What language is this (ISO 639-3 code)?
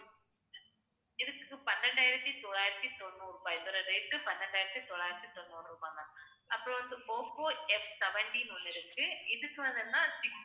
tam